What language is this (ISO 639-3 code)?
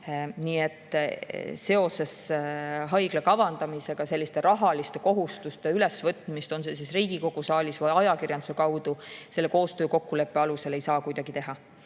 est